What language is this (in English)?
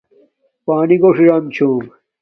Domaaki